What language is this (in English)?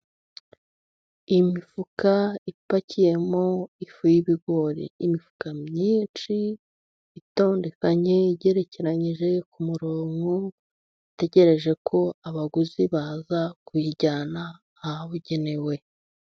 Kinyarwanda